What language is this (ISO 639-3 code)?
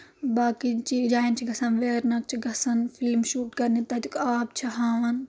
kas